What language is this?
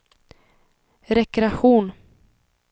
Swedish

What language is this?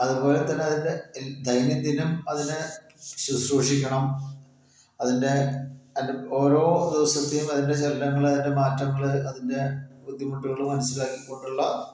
Malayalam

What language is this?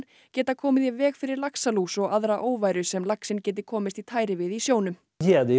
Icelandic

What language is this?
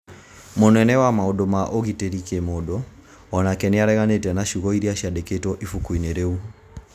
Kikuyu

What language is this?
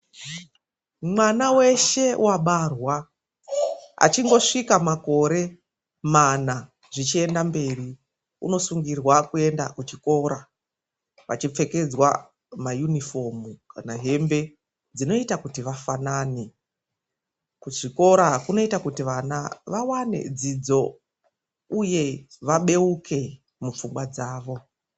Ndau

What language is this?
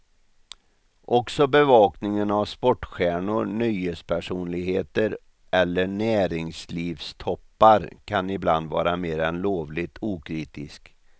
Swedish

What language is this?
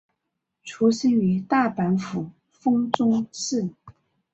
Chinese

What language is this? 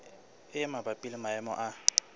Southern Sotho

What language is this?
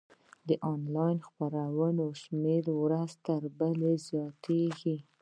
Pashto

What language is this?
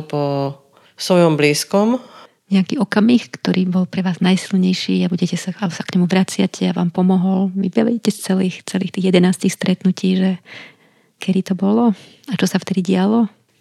Slovak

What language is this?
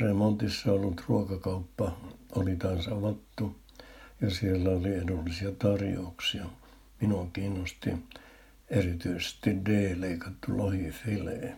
Finnish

